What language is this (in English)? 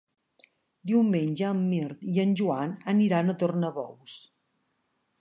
Catalan